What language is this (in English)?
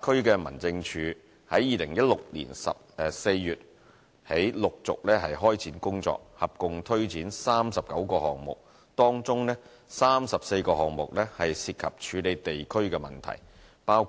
Cantonese